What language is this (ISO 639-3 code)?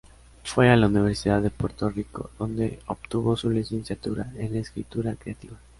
spa